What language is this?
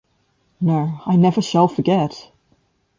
English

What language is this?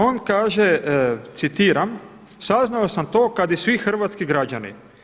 Croatian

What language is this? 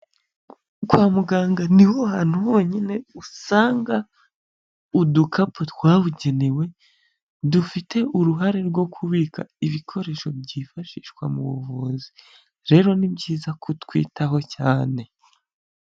Kinyarwanda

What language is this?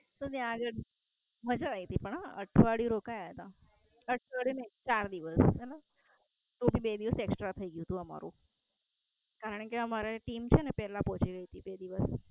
Gujarati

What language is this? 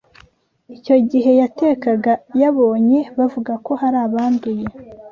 Kinyarwanda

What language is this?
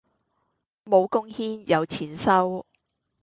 Cantonese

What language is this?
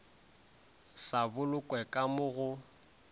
Northern Sotho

